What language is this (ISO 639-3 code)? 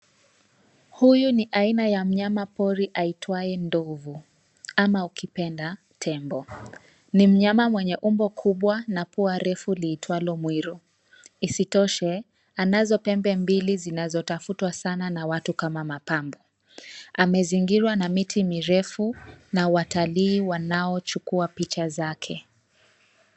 swa